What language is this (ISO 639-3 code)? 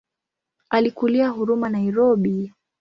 swa